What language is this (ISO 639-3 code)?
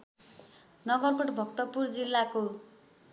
nep